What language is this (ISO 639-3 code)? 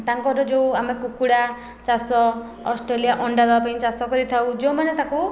ori